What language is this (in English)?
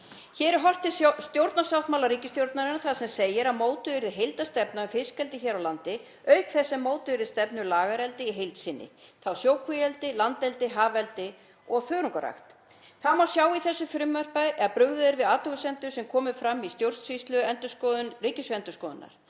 Icelandic